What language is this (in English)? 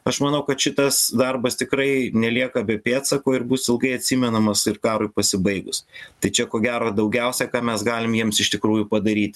Lithuanian